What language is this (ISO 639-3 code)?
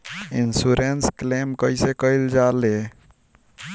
bho